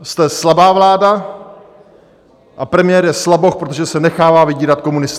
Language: Czech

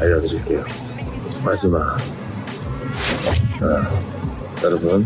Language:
Korean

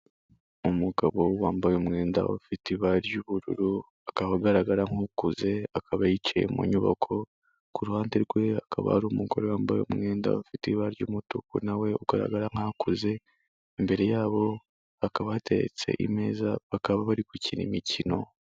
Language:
Kinyarwanda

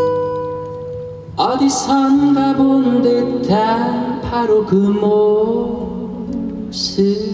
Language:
Korean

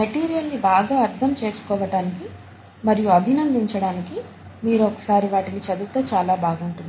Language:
Telugu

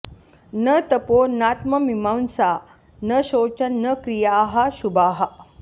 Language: Sanskrit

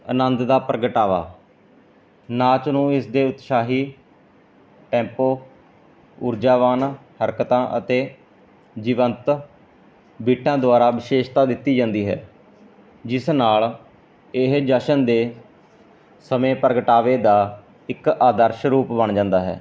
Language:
Punjabi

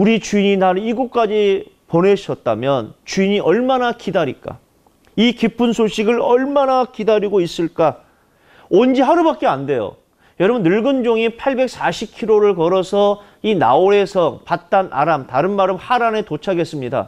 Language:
Korean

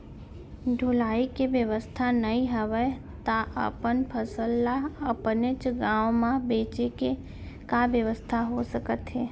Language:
Chhattisgarhi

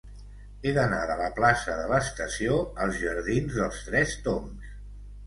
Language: Catalan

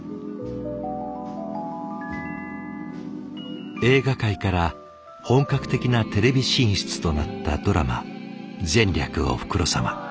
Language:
Japanese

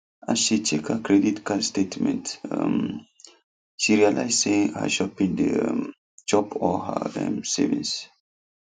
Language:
Nigerian Pidgin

